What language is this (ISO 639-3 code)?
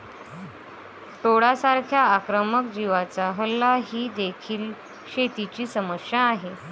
mar